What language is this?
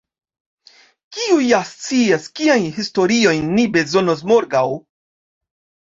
Esperanto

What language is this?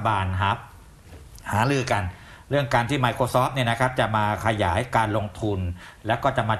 Thai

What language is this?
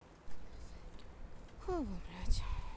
Russian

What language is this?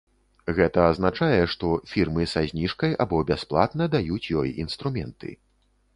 Belarusian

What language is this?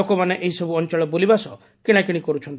Odia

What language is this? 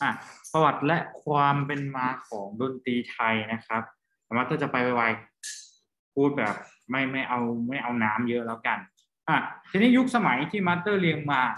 Thai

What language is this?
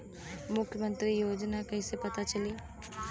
Bhojpuri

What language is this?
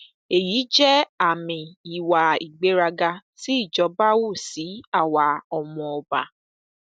Yoruba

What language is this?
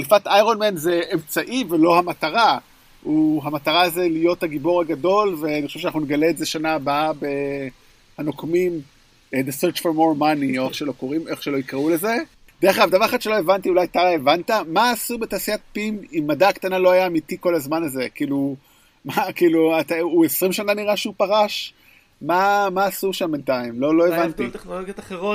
Hebrew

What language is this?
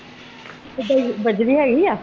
Punjabi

